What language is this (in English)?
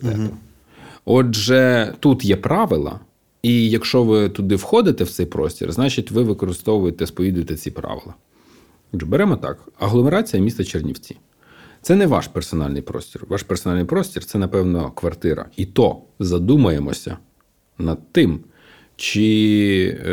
Ukrainian